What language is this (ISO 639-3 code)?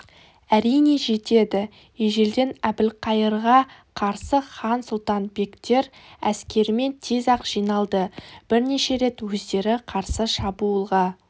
kaz